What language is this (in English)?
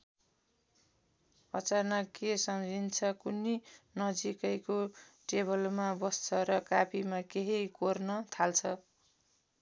Nepali